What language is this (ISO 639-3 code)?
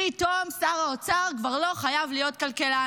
heb